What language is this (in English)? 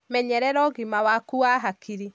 Kikuyu